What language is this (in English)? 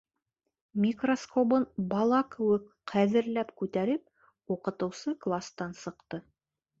Bashkir